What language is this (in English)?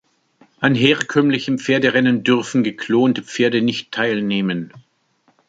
German